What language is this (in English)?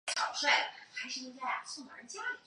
Chinese